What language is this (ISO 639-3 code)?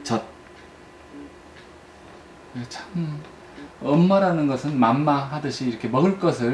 kor